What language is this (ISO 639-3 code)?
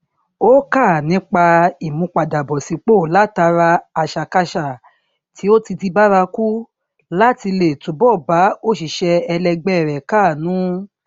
yor